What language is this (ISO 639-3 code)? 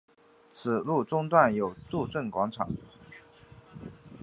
zho